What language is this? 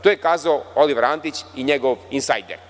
Serbian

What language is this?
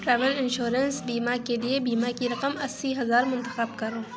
Urdu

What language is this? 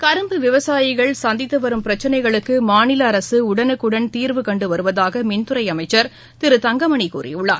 Tamil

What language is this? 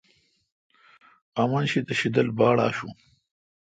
Kalkoti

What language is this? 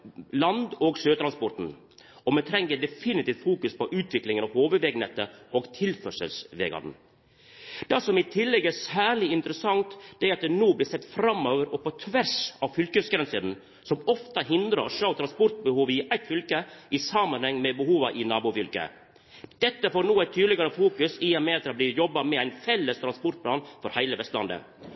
Norwegian Nynorsk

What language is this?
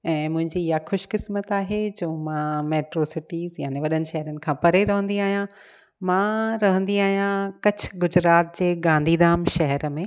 Sindhi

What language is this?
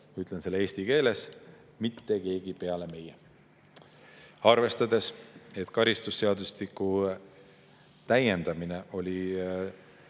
Estonian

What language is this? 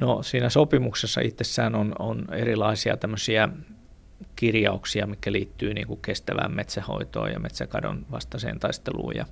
Finnish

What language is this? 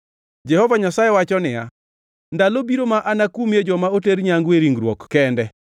Luo (Kenya and Tanzania)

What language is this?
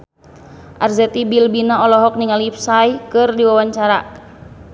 Sundanese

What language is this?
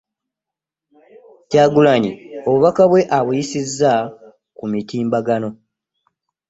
Ganda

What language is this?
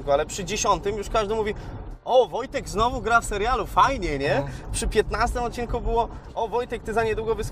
Polish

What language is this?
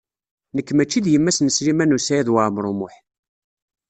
Kabyle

